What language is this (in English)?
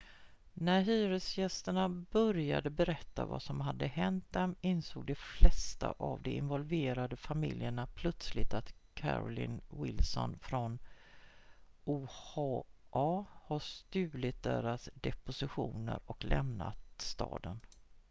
Swedish